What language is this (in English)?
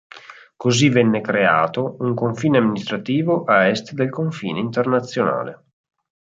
Italian